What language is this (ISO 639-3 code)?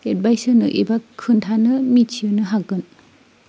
brx